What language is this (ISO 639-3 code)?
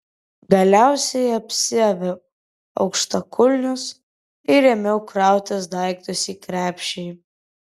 lit